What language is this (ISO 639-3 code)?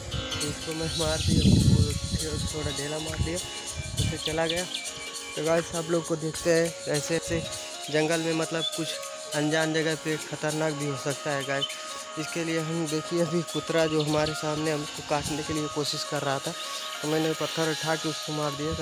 hin